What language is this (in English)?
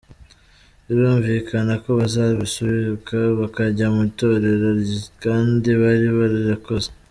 Kinyarwanda